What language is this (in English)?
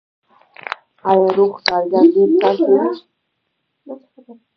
Pashto